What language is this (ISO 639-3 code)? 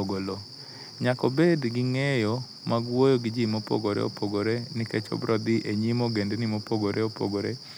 luo